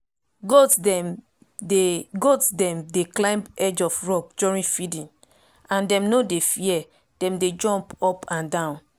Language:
Nigerian Pidgin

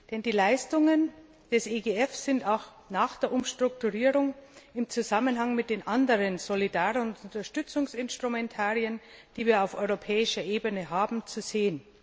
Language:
German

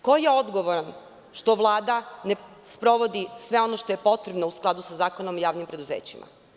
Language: Serbian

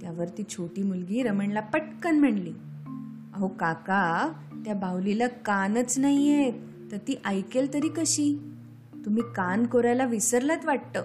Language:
Marathi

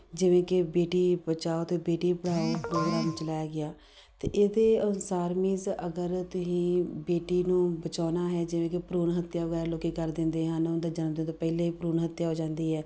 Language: Punjabi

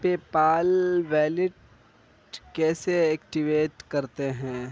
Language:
Urdu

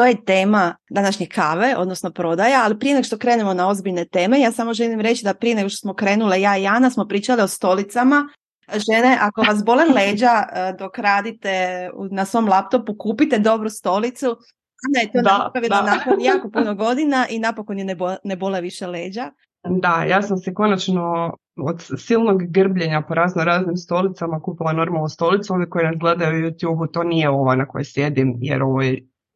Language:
Croatian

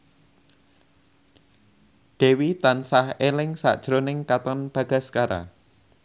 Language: Javanese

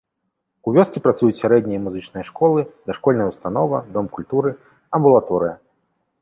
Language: Belarusian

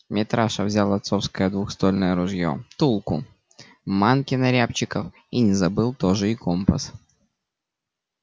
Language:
Russian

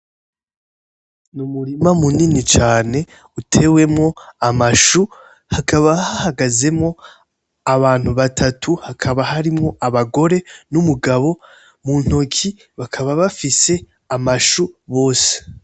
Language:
Rundi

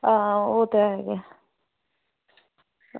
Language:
Dogri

